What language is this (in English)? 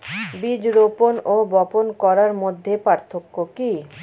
Bangla